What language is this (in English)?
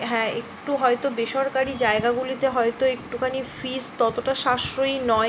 Bangla